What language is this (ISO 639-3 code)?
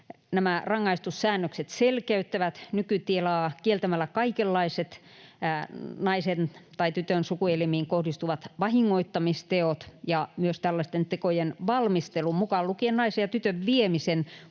fin